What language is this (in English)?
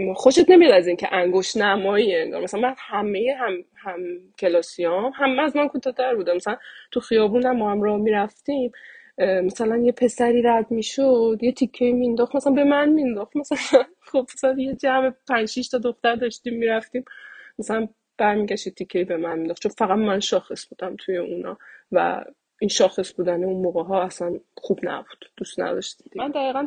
Persian